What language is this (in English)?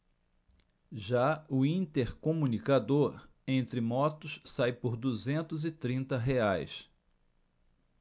Portuguese